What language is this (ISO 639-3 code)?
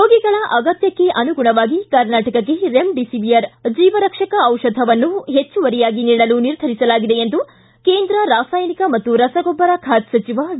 kan